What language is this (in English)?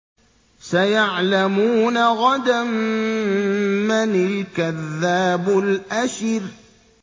Arabic